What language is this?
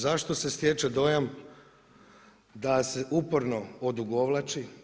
Croatian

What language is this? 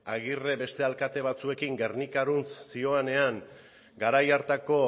Basque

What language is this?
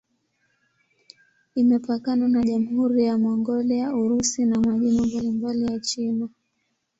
Swahili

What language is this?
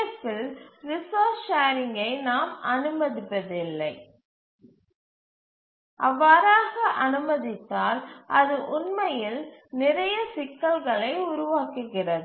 Tamil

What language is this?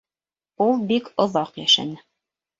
Bashkir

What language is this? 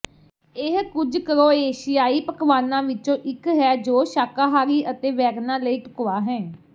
Punjabi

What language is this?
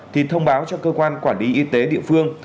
Vietnamese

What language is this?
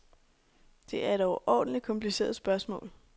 Danish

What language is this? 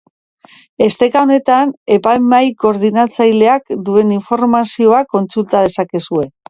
Basque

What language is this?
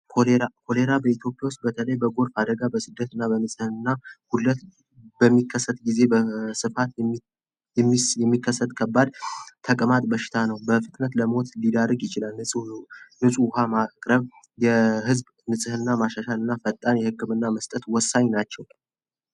Amharic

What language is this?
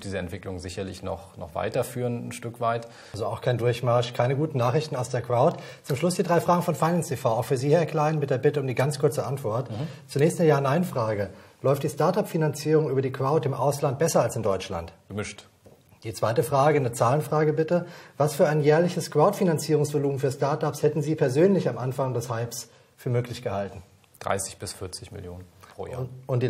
German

